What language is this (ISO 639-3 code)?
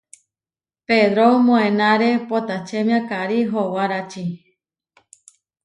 var